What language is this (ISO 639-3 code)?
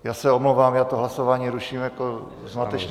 ces